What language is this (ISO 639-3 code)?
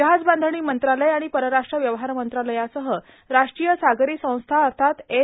mar